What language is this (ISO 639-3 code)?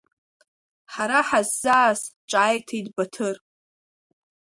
abk